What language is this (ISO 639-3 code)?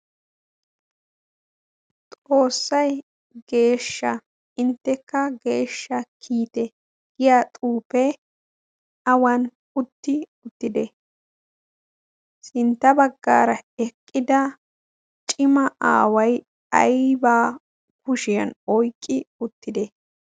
wal